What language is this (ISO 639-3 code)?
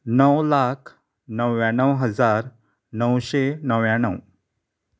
kok